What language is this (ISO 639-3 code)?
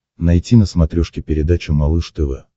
rus